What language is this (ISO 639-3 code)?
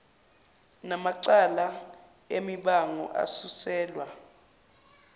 zul